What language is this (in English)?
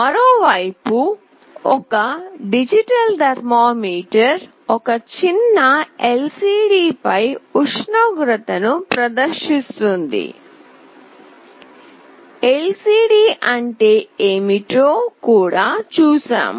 Telugu